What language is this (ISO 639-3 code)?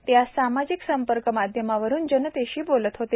mar